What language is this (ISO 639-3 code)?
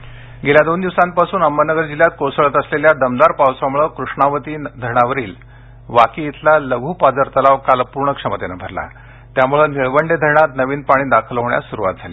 mar